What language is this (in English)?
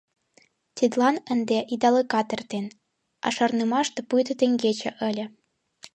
Mari